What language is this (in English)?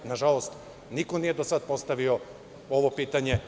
Serbian